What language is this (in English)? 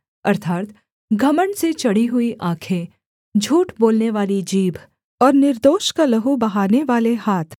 Hindi